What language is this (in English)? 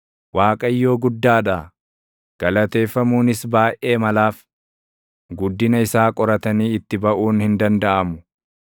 Oromo